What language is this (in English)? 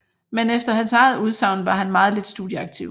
Danish